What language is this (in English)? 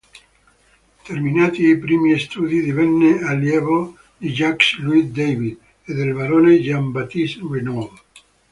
Italian